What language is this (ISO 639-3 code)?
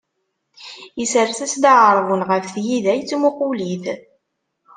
kab